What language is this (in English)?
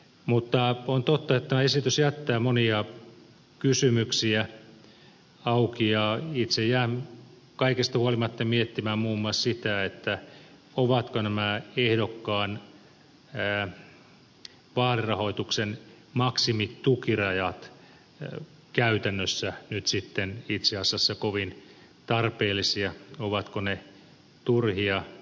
Finnish